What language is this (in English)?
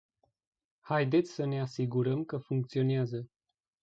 Romanian